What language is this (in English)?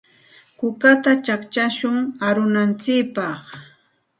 Santa Ana de Tusi Pasco Quechua